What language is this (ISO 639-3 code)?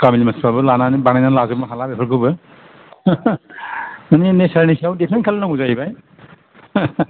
brx